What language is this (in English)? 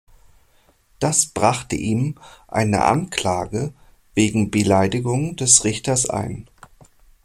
German